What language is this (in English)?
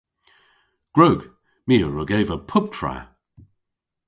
Cornish